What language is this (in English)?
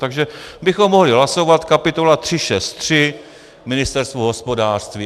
Czech